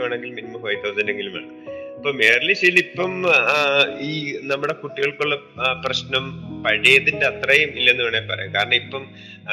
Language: Malayalam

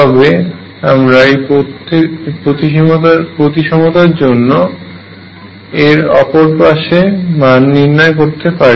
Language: Bangla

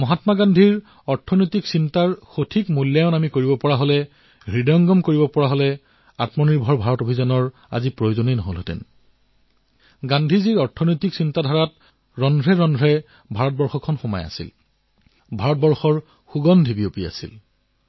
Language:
Assamese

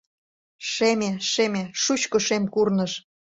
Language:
Mari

